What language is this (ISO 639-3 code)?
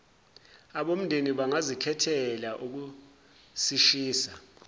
zul